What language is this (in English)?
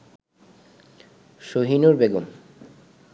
Bangla